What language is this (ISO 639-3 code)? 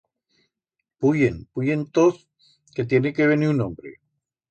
arg